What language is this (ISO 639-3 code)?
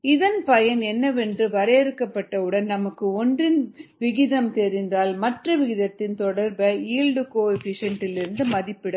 tam